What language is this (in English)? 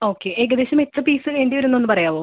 Malayalam